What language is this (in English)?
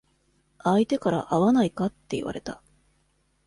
Japanese